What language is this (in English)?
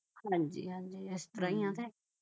Punjabi